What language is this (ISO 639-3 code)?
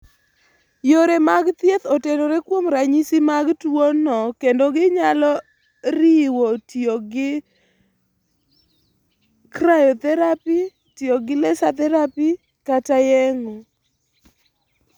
luo